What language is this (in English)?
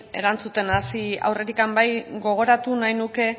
Basque